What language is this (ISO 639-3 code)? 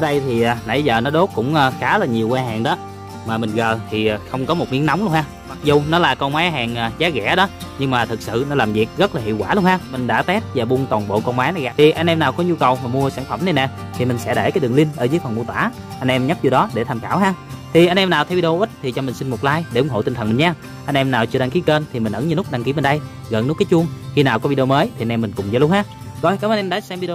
vie